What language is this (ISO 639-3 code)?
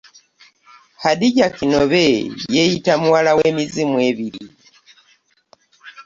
lug